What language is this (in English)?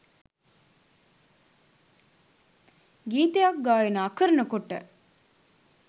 Sinhala